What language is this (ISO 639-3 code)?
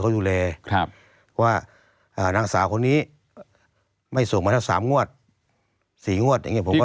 tha